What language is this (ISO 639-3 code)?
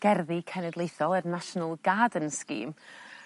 cym